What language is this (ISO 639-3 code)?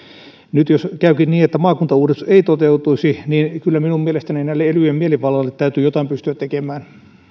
fin